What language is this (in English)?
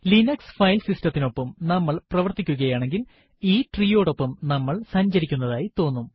Malayalam